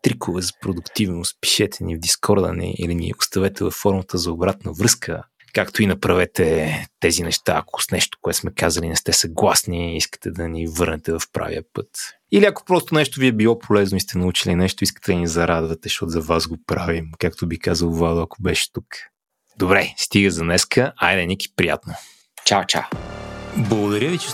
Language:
Bulgarian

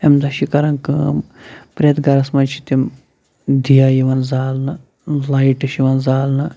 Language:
Kashmiri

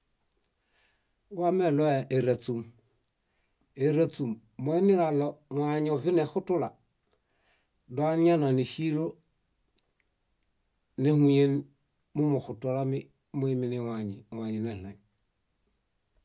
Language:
Bayot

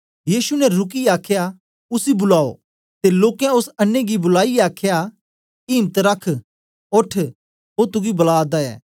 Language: Dogri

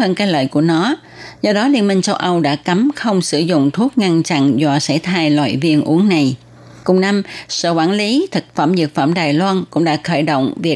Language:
Vietnamese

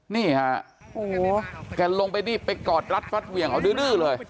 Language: Thai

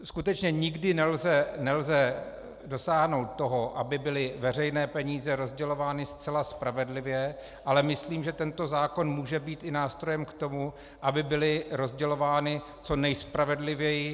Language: Czech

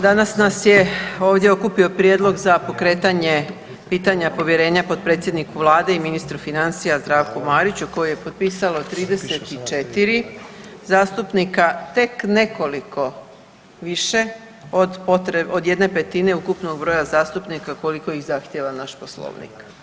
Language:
Croatian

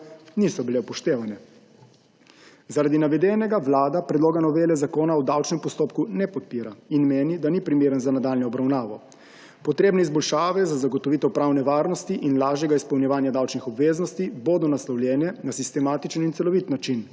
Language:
Slovenian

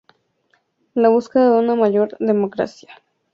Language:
Spanish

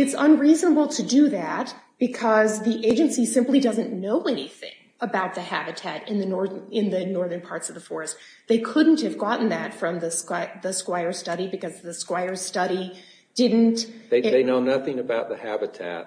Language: English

